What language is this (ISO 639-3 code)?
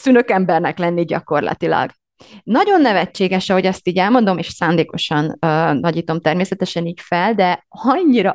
hun